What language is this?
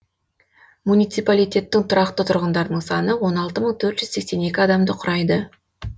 Kazakh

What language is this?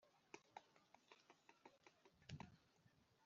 Kinyarwanda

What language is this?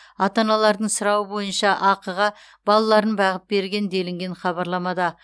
Kazakh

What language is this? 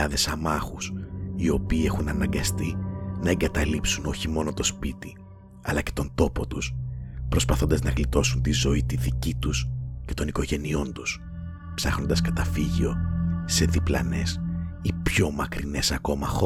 Greek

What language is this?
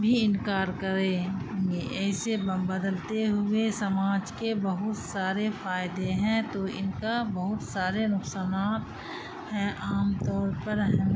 Urdu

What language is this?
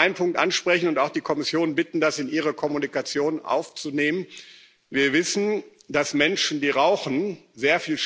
German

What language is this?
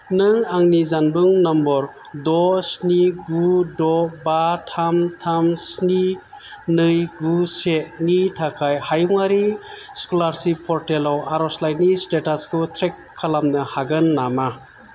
Bodo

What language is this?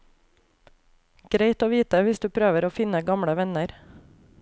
Norwegian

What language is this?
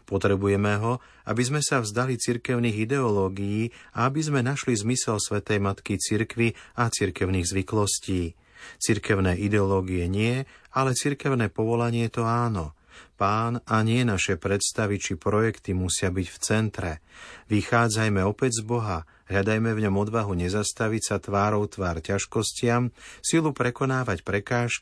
Slovak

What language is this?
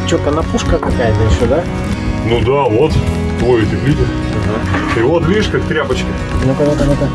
Russian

